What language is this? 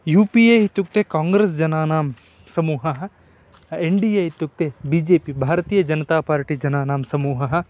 Sanskrit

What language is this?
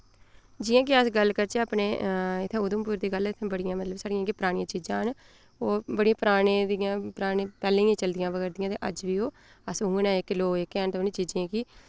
Dogri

